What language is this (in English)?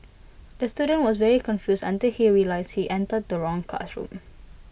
English